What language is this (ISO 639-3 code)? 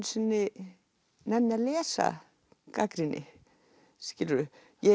isl